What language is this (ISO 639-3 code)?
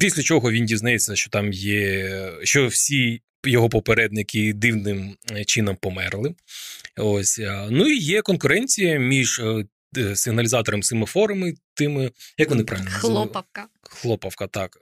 ukr